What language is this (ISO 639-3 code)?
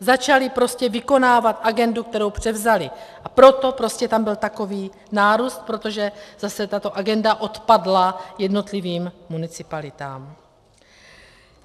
ces